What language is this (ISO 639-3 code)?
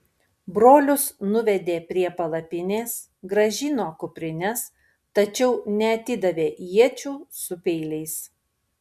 lit